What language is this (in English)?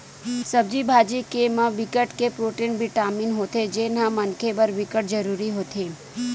Chhattisgarhi